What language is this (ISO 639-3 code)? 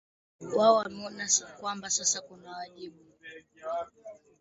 swa